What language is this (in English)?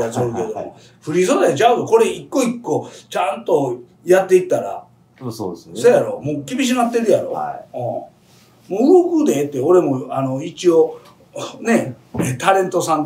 Japanese